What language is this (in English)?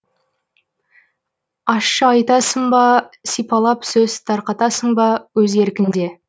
Kazakh